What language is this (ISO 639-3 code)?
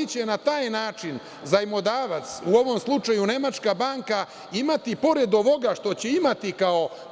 srp